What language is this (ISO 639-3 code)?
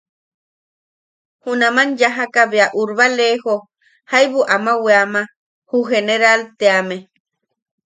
yaq